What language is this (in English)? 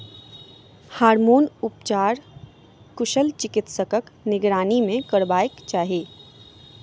Maithili